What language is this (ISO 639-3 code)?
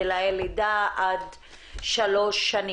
heb